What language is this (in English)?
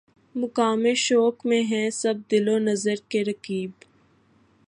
Urdu